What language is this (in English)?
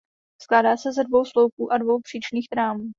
Czech